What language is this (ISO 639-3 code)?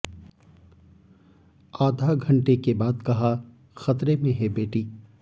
hin